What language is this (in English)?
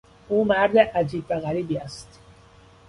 Persian